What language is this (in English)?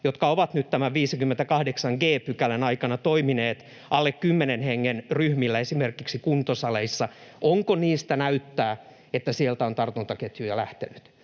Finnish